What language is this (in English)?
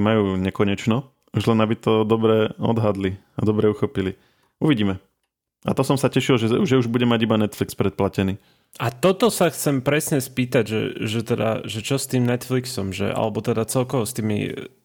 Slovak